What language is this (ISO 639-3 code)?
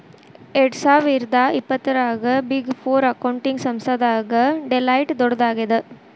kan